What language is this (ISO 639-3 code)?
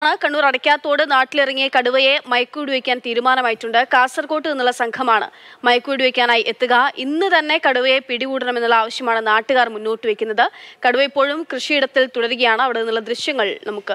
mal